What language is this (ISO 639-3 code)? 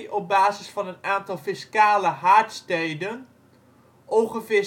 nld